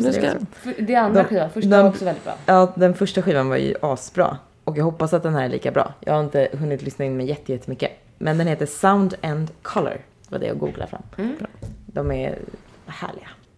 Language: Swedish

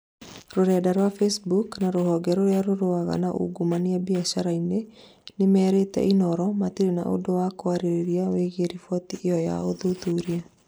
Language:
Kikuyu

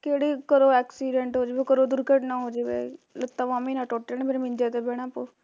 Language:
Punjabi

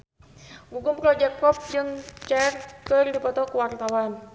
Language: Sundanese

